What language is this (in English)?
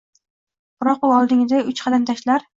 Uzbek